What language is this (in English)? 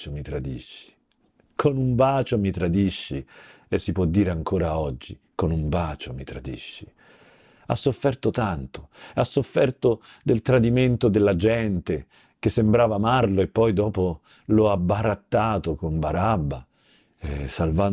Italian